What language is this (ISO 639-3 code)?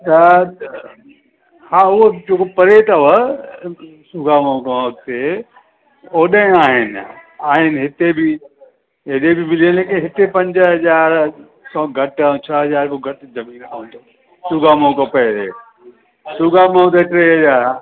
snd